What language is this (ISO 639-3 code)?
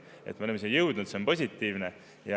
est